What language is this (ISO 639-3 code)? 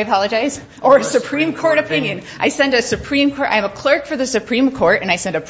eng